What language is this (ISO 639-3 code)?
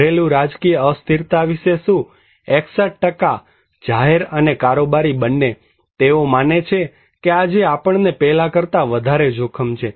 guj